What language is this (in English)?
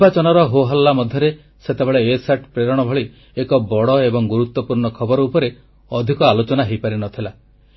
Odia